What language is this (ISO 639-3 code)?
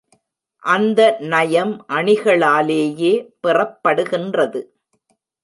tam